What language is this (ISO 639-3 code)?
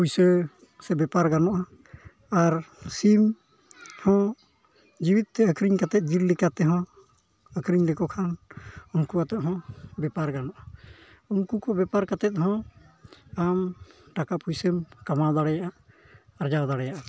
sat